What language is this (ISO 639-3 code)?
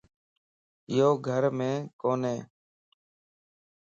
lss